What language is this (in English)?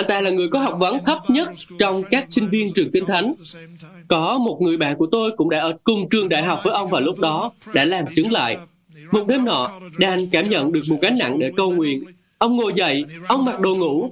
Vietnamese